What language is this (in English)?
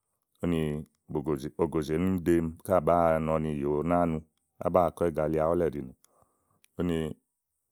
Igo